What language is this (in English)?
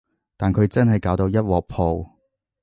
Cantonese